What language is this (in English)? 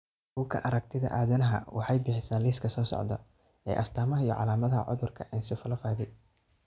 Somali